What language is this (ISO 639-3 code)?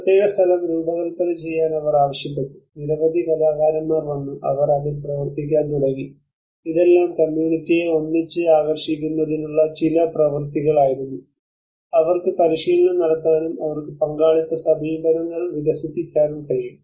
mal